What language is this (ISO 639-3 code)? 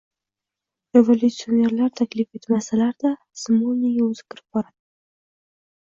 uzb